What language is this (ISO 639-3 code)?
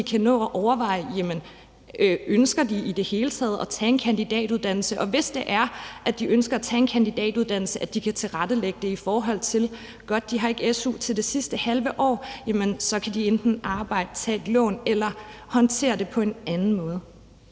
dan